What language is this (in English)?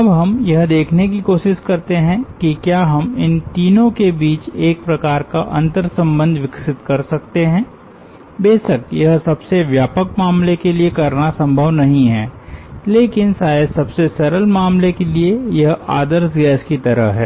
Hindi